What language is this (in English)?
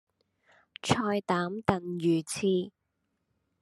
Cantonese